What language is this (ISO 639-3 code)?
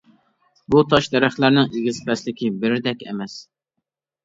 uig